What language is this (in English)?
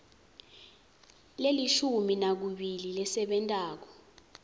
Swati